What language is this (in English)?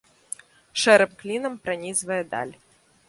Belarusian